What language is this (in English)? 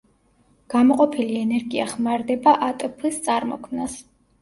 Georgian